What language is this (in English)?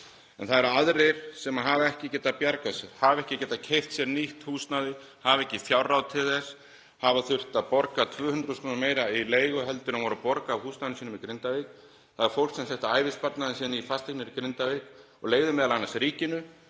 Icelandic